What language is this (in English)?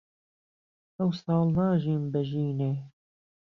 Central Kurdish